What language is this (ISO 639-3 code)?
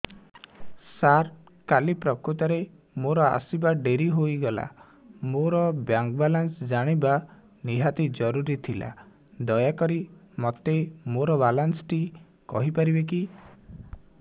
ori